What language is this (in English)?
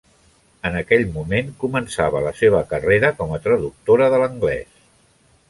Catalan